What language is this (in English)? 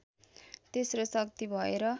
Nepali